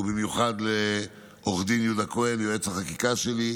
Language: Hebrew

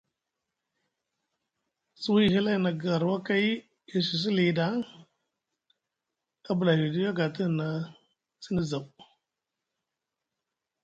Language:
Musgu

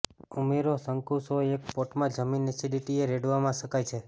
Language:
Gujarati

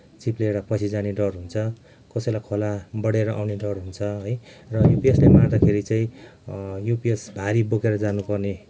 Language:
Nepali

